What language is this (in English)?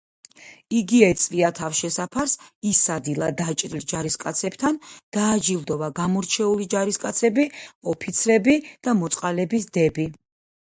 Georgian